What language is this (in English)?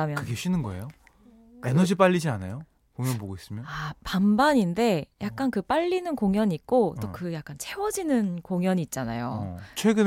Korean